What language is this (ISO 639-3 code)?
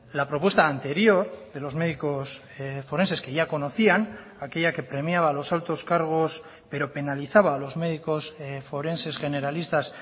spa